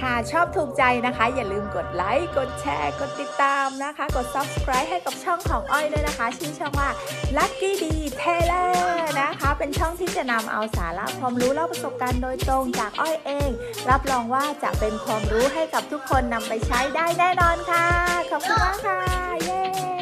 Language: Thai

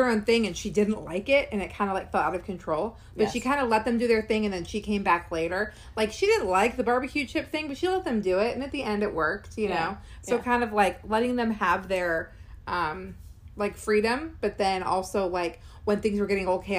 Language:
English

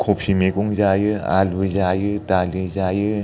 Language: Bodo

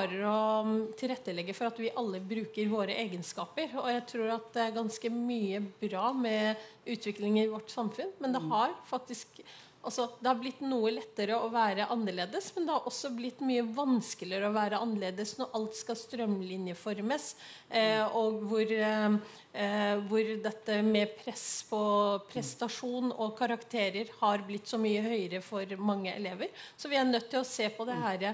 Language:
Norwegian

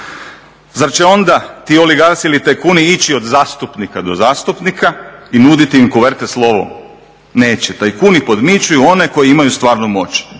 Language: Croatian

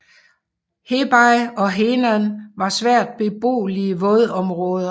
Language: Danish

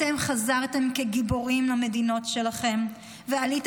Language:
Hebrew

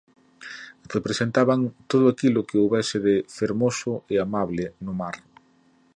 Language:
Galician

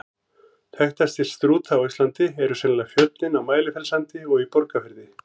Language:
Icelandic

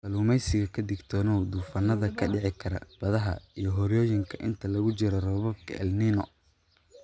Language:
Somali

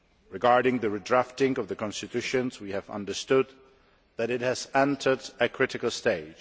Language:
English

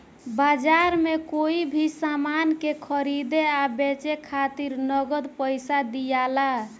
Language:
Bhojpuri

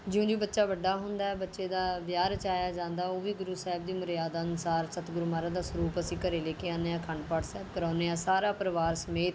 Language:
Punjabi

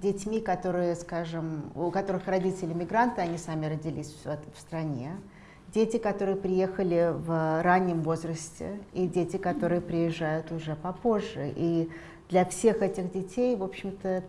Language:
Russian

